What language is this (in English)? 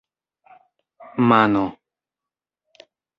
Esperanto